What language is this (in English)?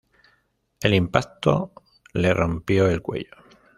Spanish